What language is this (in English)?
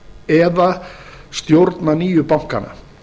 Icelandic